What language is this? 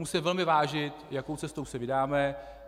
Czech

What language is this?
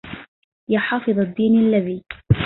Arabic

